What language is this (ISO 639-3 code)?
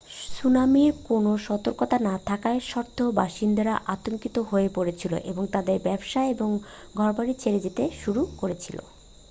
ben